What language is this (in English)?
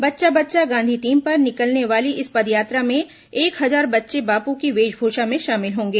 Hindi